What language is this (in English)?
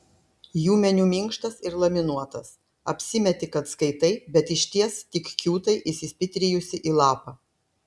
Lithuanian